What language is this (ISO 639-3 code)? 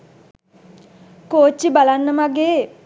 sin